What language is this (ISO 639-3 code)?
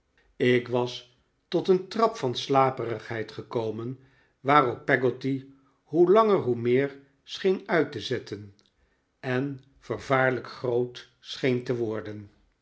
nld